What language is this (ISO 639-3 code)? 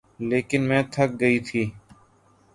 urd